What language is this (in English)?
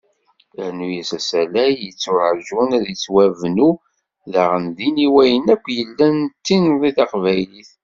Kabyle